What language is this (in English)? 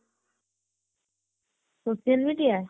Odia